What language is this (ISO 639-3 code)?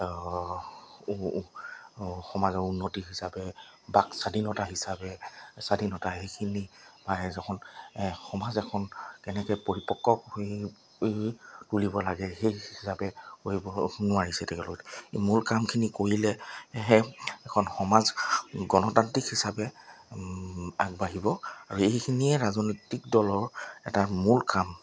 asm